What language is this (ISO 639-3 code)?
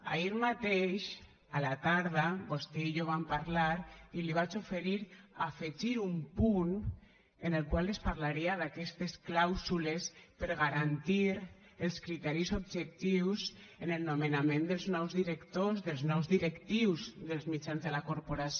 cat